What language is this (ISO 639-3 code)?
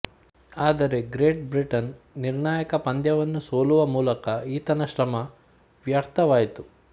kan